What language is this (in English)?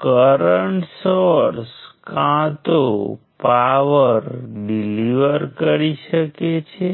Gujarati